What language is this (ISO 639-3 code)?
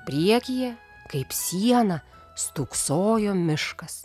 lit